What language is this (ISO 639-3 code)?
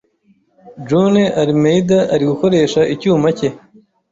kin